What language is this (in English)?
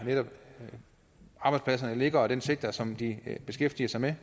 Danish